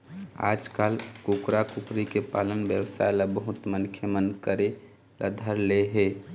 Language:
Chhattisgarhi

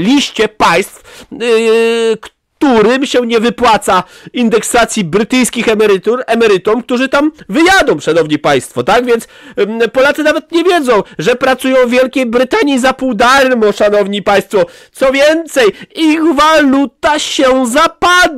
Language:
Polish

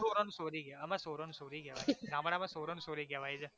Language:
Gujarati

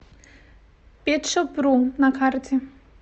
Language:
Russian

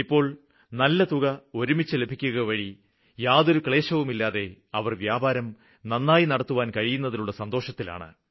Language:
Malayalam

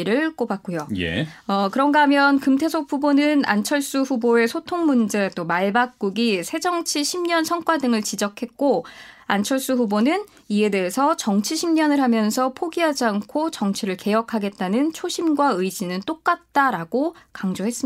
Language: Korean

